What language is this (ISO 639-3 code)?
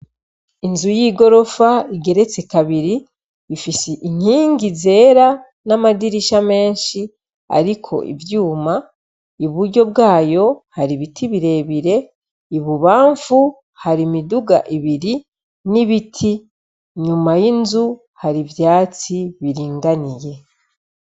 run